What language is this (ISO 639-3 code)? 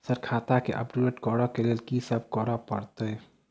mai